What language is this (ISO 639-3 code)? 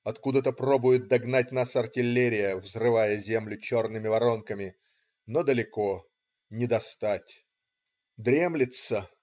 rus